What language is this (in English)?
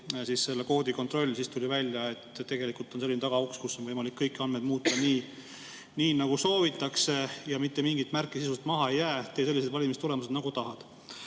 Estonian